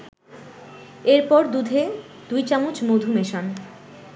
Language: Bangla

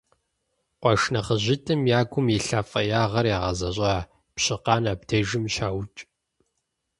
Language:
Kabardian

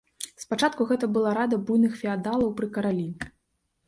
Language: Belarusian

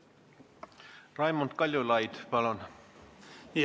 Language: Estonian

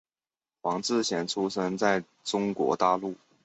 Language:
Chinese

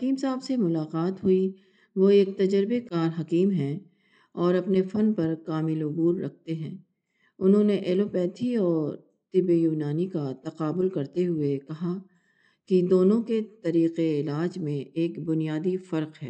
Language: Urdu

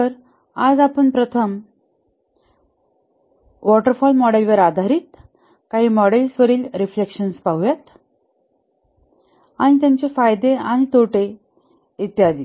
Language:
Marathi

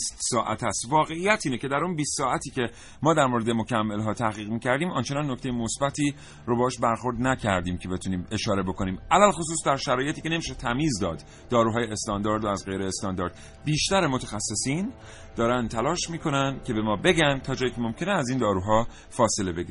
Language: Persian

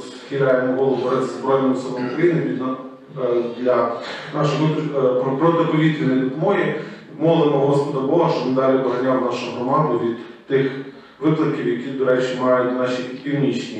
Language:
Ukrainian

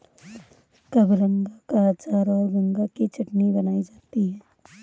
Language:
Hindi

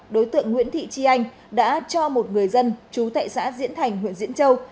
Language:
Vietnamese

